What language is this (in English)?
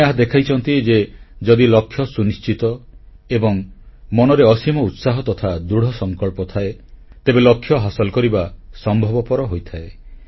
Odia